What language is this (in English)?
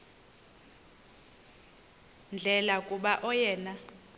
Xhosa